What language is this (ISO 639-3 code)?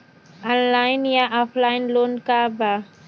bho